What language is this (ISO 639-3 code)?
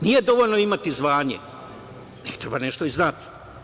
srp